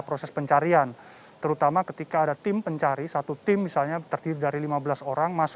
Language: Indonesian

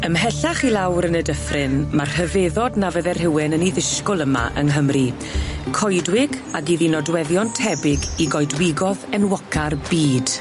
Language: Welsh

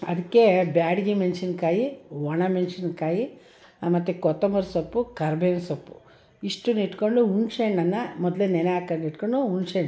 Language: Kannada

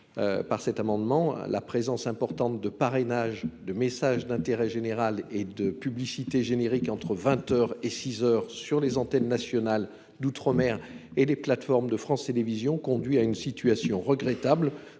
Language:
French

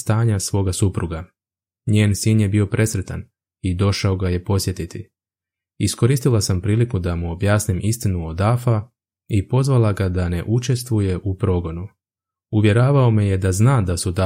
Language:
Croatian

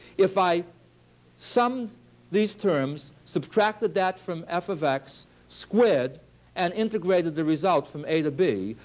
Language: English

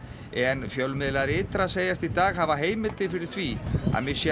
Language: Icelandic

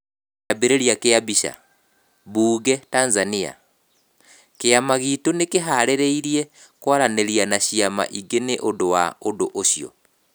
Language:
Kikuyu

